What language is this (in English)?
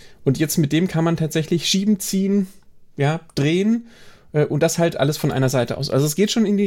German